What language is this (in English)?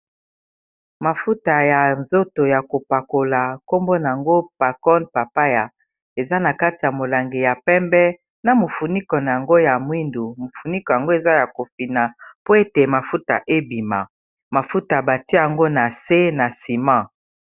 Lingala